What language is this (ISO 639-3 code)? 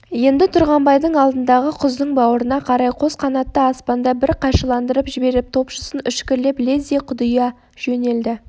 kaz